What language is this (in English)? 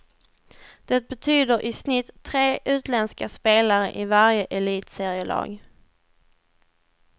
Swedish